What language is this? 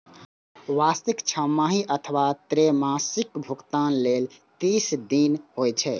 Maithili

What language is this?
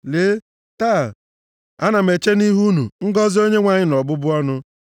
Igbo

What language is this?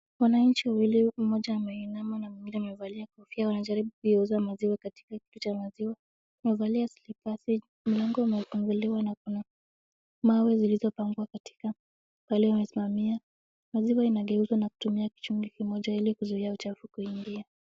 Swahili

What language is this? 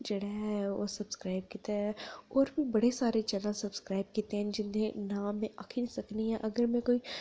Dogri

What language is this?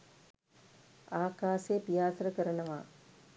Sinhala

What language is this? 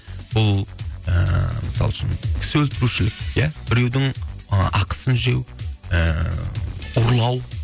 Kazakh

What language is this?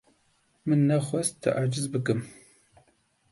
Kurdish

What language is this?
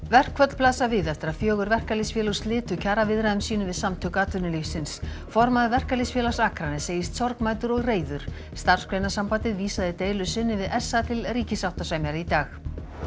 Icelandic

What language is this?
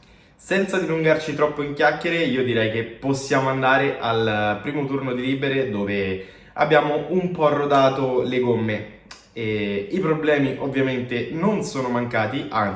Italian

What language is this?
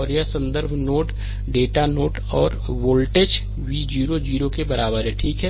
Hindi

